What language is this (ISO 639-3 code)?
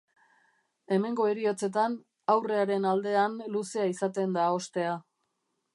eus